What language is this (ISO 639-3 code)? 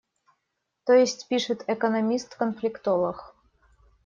rus